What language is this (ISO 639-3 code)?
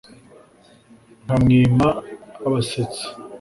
kin